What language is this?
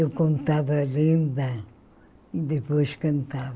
Portuguese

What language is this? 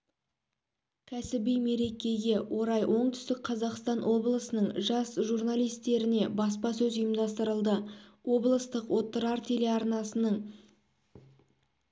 Kazakh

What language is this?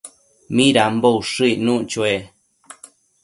Matsés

